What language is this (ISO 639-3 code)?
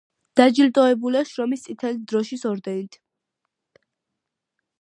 kat